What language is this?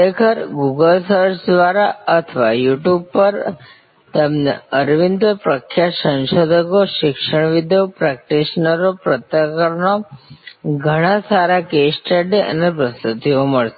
Gujarati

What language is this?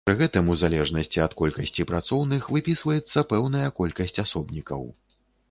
Belarusian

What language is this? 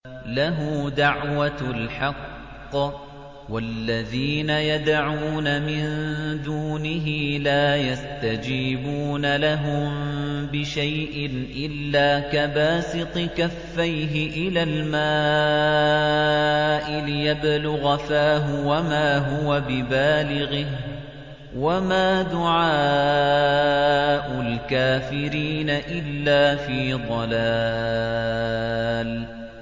Arabic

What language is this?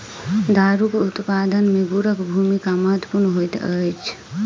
Maithili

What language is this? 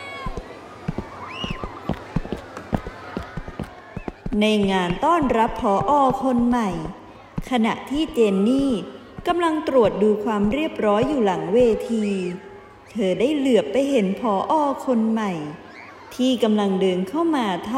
Thai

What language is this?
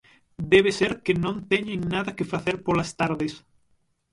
Galician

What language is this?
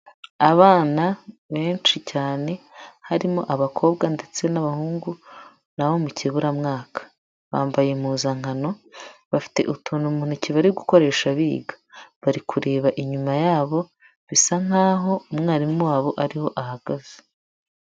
Kinyarwanda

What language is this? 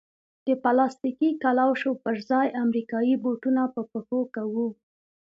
Pashto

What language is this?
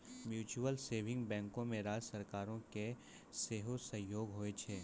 Maithili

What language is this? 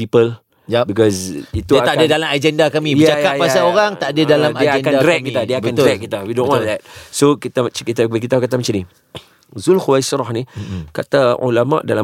Malay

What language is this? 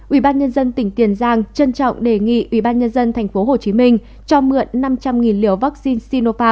Vietnamese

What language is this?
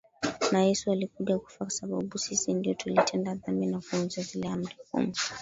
Swahili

